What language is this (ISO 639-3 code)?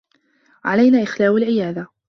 ara